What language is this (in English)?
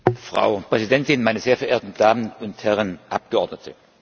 German